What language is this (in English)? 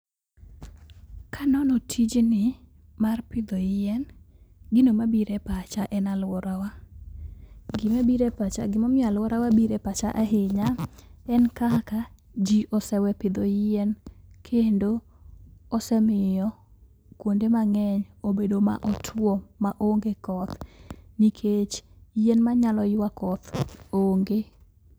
Luo (Kenya and Tanzania)